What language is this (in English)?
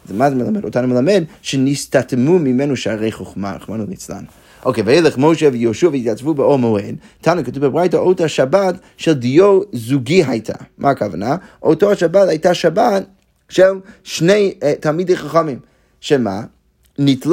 Hebrew